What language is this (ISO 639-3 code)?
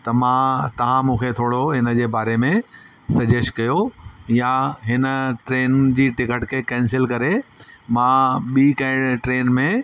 snd